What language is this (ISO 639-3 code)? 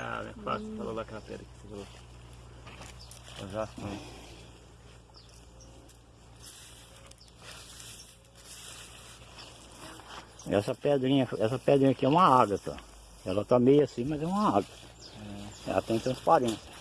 por